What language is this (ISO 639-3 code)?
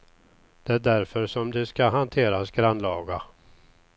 swe